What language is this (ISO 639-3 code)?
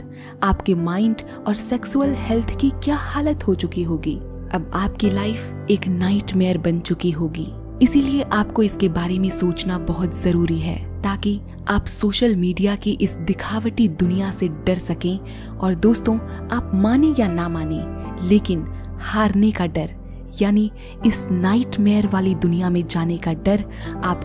hin